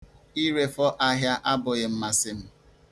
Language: Igbo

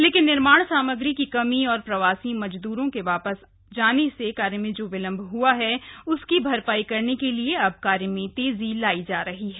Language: Hindi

